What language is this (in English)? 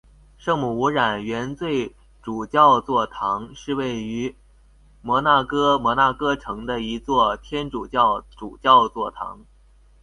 Chinese